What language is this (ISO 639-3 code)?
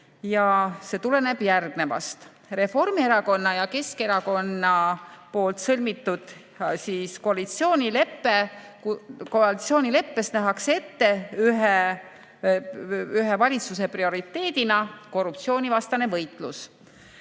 est